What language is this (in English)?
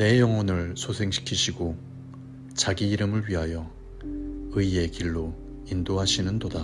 Korean